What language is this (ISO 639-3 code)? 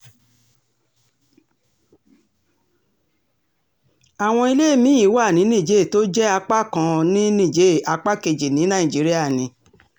yor